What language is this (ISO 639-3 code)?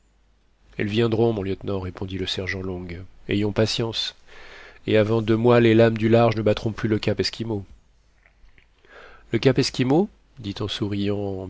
fra